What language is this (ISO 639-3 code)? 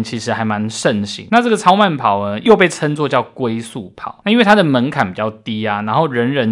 zho